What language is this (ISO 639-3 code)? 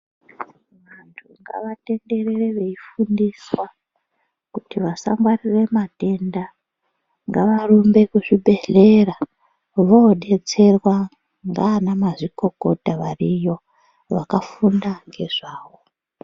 ndc